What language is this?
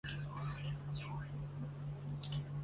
Chinese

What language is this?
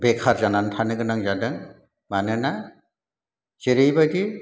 Bodo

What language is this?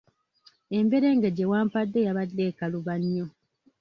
Ganda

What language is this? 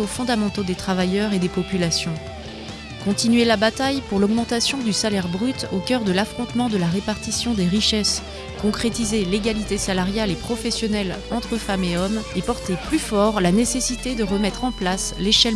French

